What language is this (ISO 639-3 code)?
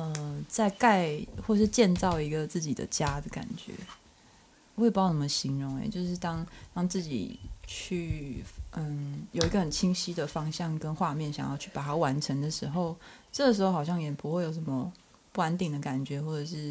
zho